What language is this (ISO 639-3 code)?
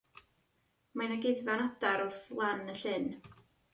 cym